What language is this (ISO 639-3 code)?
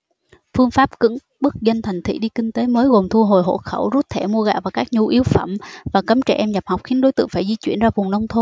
vie